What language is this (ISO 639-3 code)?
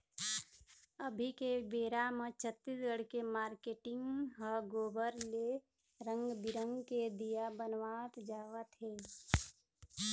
hne